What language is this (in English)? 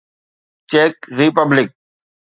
Sindhi